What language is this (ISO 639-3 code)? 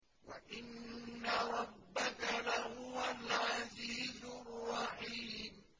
ara